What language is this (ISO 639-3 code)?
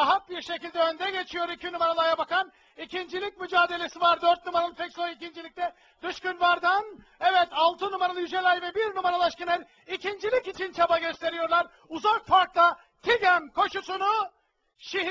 tur